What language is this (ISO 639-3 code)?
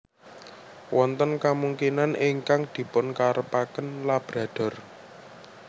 jav